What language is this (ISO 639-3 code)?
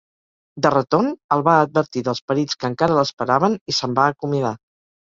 cat